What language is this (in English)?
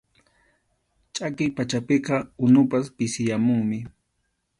Arequipa-La Unión Quechua